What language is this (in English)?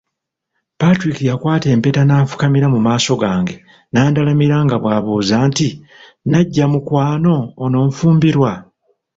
Ganda